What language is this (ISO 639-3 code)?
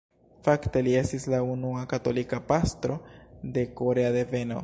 epo